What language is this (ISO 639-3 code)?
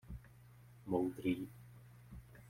ces